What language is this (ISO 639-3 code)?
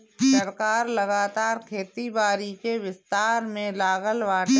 bho